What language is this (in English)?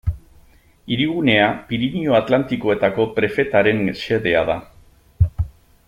Basque